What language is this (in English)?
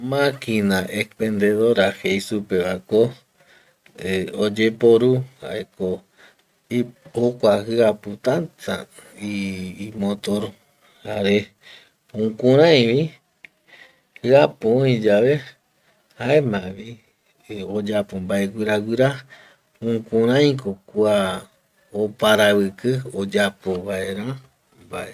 Eastern Bolivian Guaraní